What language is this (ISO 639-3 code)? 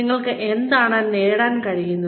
mal